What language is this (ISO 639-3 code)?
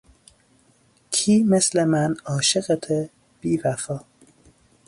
fas